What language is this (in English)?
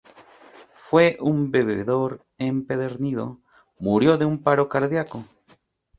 Spanish